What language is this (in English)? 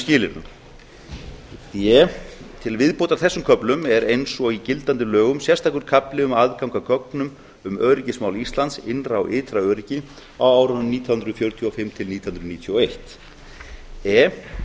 Icelandic